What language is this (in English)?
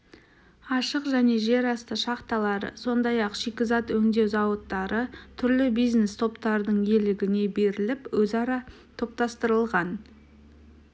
Kazakh